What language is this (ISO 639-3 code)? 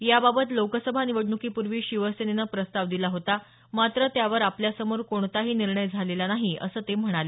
mar